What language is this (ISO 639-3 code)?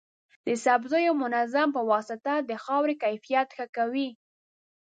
pus